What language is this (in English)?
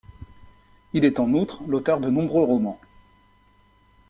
French